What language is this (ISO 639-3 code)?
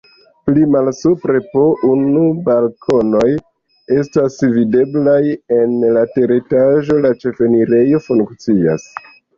epo